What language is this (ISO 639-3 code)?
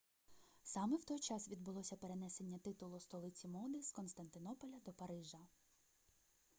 ukr